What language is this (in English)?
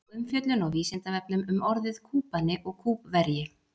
Icelandic